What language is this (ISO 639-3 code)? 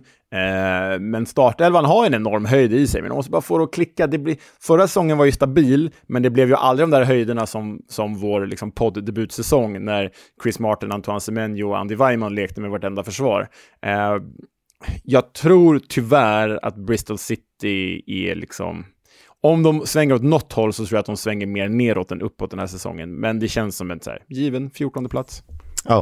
swe